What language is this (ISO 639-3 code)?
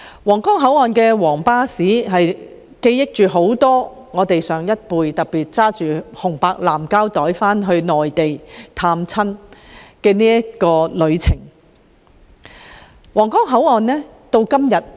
yue